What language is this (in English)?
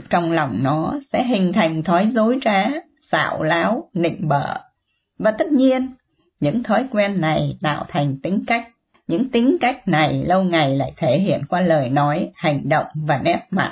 Vietnamese